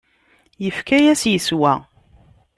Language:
Kabyle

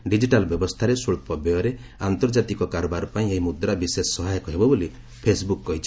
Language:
Odia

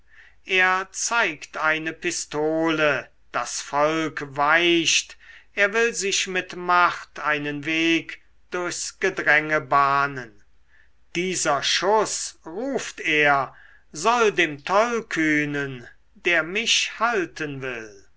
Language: German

